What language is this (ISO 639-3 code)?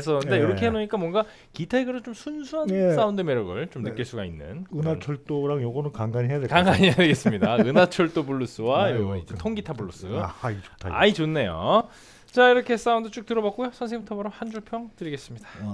kor